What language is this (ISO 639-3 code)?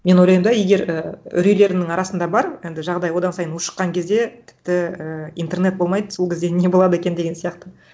kaz